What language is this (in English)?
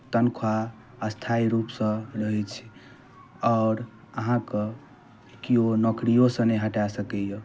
Maithili